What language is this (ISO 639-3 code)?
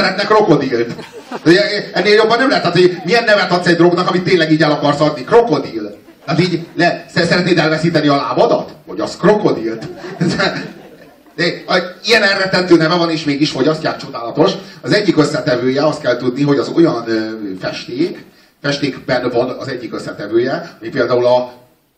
hun